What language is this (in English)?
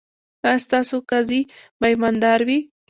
Pashto